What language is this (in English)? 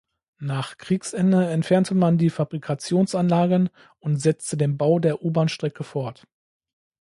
German